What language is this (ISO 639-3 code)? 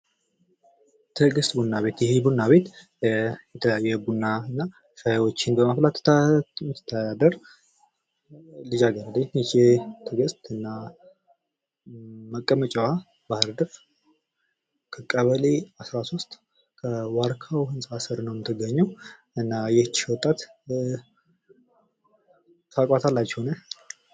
amh